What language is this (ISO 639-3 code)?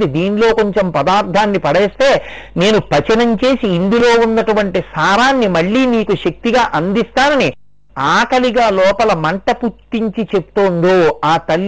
tel